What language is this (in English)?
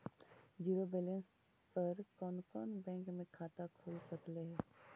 Magahi